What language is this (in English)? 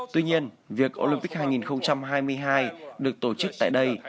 Vietnamese